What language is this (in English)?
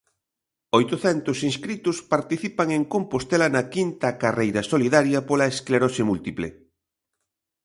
Galician